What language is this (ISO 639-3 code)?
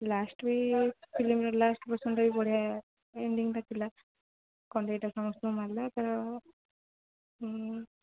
ori